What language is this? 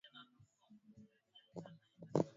Swahili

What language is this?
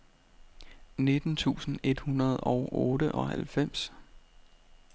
Danish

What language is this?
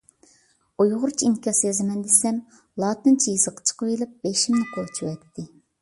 Uyghur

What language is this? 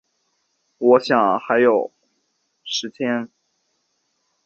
Chinese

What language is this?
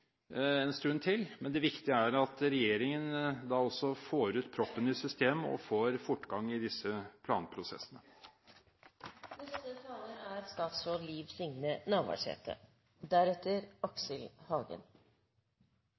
Norwegian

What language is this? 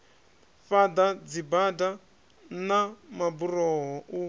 Venda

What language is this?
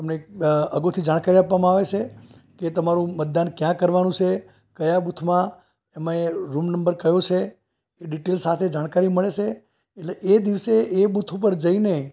Gujarati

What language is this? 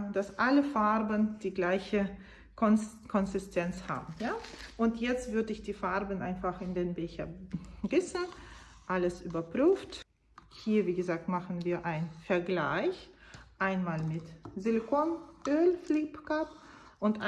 German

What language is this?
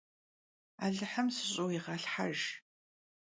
Kabardian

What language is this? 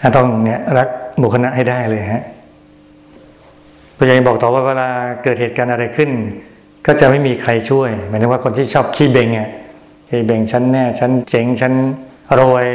Thai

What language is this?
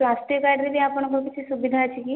Odia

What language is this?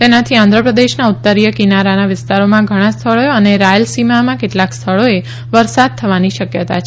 Gujarati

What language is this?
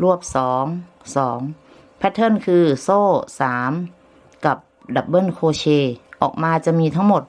Thai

